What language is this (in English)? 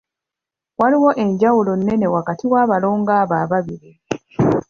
Ganda